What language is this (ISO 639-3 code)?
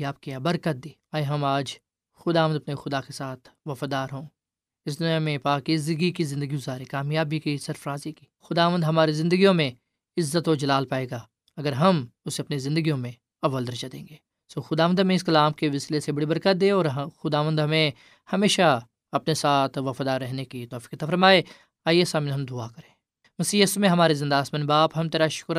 urd